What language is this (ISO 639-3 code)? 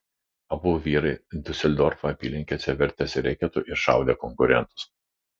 lit